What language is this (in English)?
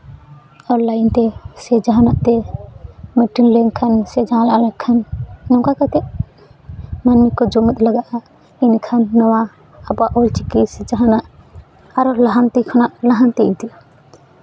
Santali